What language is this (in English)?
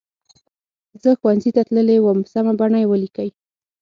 Pashto